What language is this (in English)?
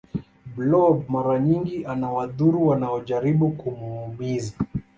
Swahili